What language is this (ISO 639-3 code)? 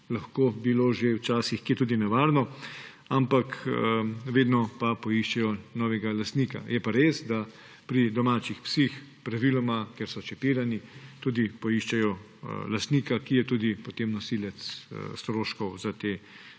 slv